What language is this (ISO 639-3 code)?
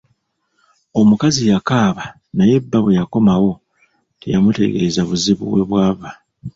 lug